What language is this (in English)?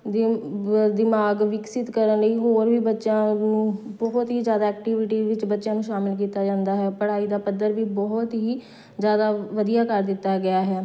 Punjabi